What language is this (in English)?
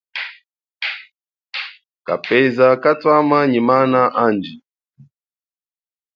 Chokwe